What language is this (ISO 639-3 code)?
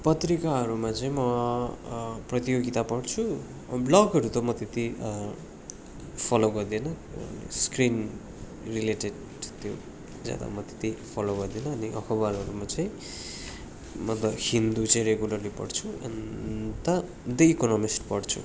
nep